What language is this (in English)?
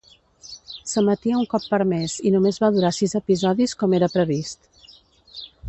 Catalan